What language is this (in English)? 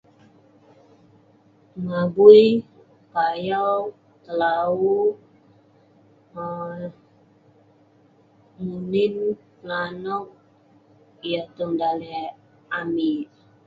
Western Penan